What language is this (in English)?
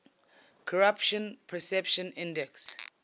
English